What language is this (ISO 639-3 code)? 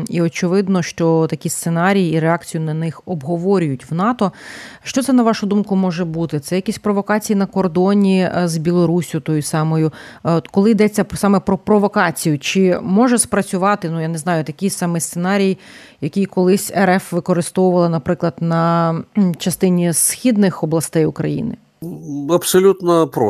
ukr